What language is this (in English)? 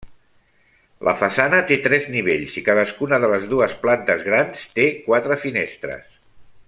Catalan